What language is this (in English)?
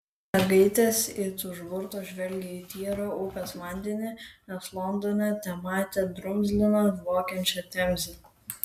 Lithuanian